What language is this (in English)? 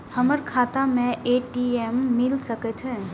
Maithili